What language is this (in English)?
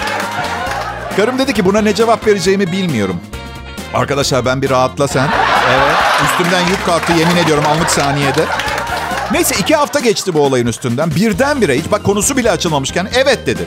Turkish